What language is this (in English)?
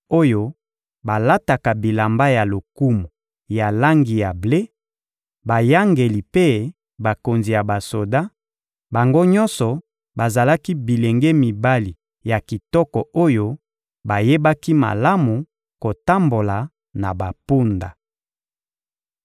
Lingala